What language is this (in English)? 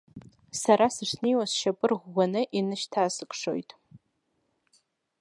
Abkhazian